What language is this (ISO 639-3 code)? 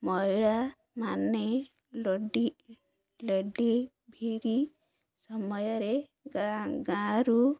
ori